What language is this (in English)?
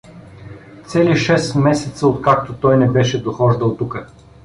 Bulgarian